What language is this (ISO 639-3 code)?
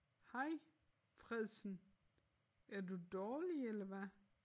dan